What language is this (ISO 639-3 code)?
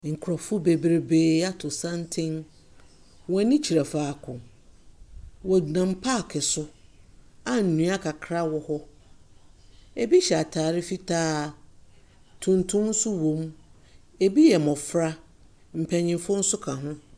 aka